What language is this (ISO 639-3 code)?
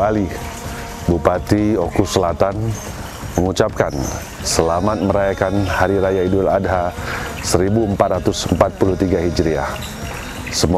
ind